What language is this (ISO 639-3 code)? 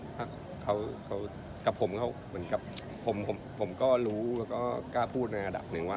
tha